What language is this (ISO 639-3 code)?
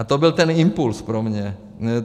ces